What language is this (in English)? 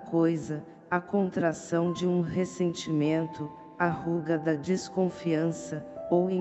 Portuguese